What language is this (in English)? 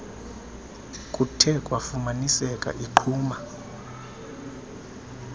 Xhosa